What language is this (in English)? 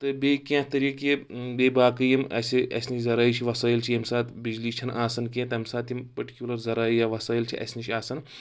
Kashmiri